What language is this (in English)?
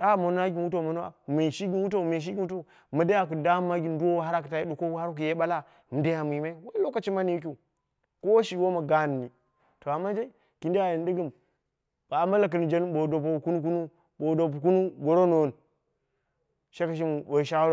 Dera (Nigeria)